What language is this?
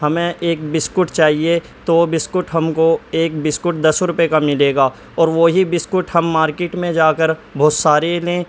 Urdu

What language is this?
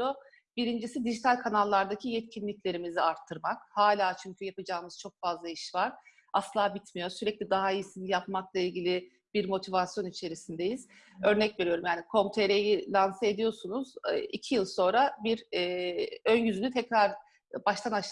Turkish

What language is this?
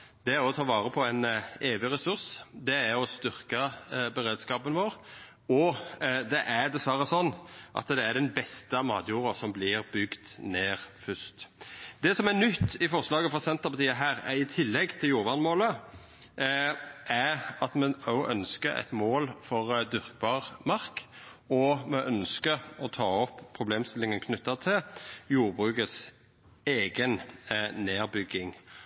Norwegian Nynorsk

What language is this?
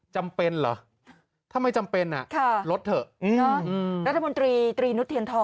Thai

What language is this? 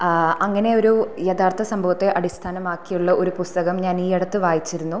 Malayalam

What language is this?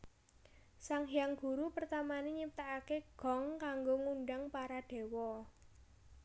Javanese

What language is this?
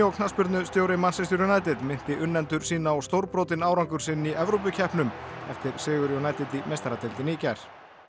Icelandic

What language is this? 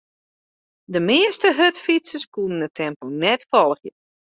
Western Frisian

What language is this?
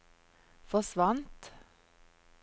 Norwegian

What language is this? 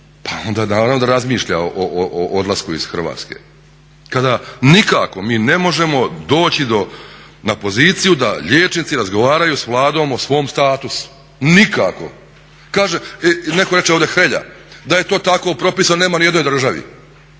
Croatian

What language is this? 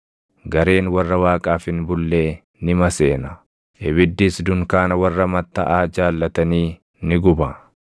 Oromo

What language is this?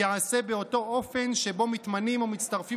Hebrew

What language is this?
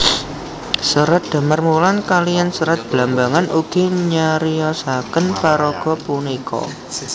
Javanese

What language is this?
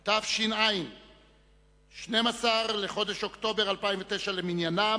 Hebrew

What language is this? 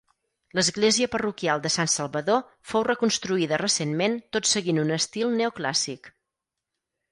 Catalan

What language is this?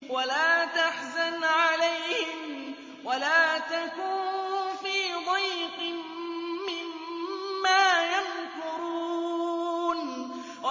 Arabic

